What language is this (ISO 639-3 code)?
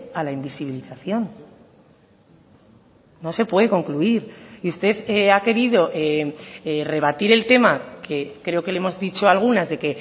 spa